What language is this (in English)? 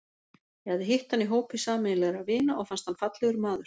Icelandic